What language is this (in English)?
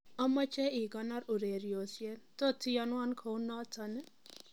Kalenjin